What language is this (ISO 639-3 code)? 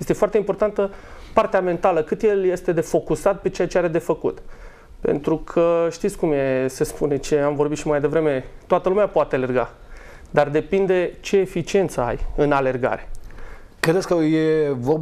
ron